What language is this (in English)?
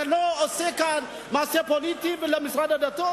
Hebrew